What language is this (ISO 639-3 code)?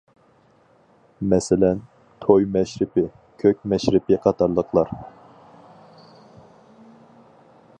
uig